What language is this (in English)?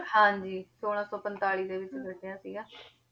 Punjabi